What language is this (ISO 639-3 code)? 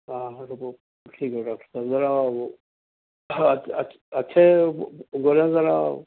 urd